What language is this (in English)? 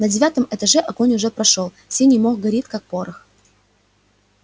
Russian